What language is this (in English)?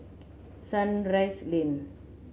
English